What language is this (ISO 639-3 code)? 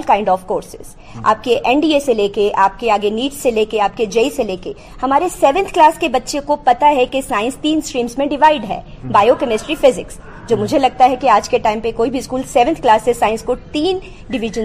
urd